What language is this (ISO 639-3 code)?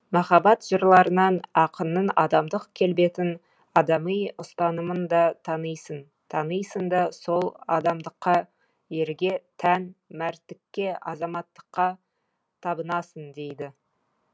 kaz